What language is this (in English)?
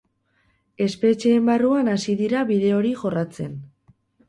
Basque